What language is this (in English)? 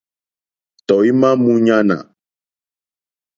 Mokpwe